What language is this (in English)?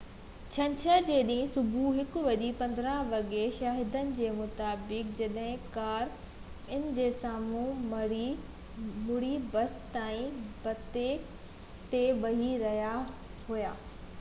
Sindhi